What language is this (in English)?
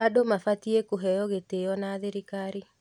Kikuyu